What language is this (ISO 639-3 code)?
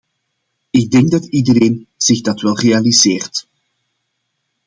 nld